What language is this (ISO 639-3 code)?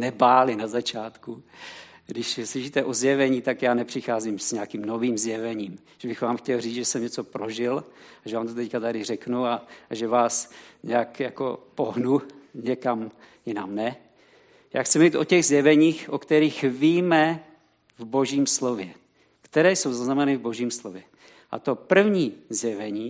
ces